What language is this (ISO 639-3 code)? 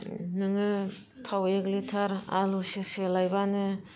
brx